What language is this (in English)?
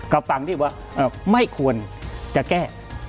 Thai